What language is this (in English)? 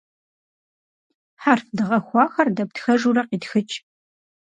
Kabardian